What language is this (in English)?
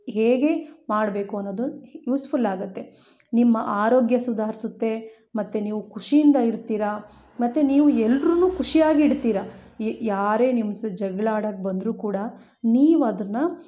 Kannada